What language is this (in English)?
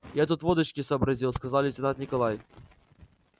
Russian